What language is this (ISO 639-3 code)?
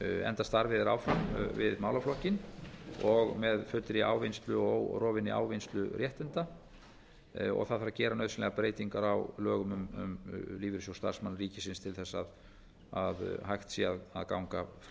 isl